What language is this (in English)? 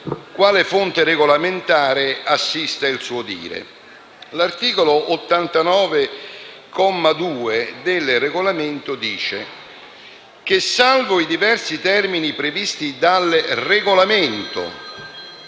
Italian